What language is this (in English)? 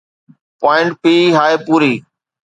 Sindhi